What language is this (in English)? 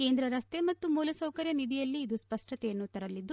Kannada